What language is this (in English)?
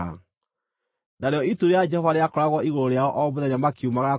Kikuyu